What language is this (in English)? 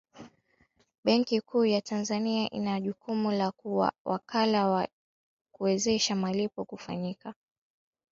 Swahili